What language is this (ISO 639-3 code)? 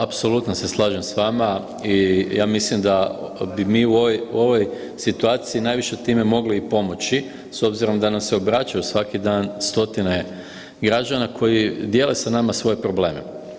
hrv